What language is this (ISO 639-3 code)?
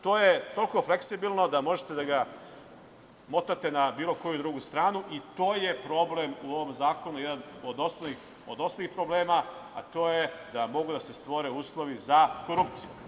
srp